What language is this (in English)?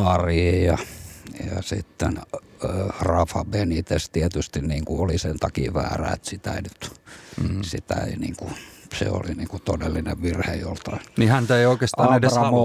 Finnish